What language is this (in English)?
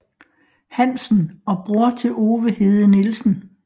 Danish